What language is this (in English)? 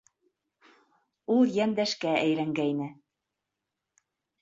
Bashkir